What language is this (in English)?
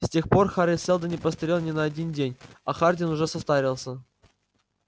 Russian